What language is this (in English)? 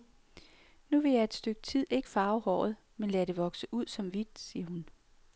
Danish